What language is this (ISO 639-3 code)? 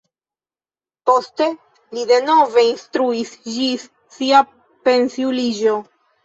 epo